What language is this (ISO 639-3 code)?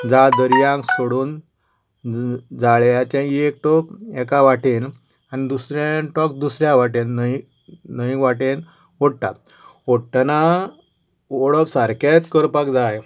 kok